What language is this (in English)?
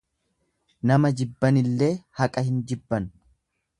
Oromo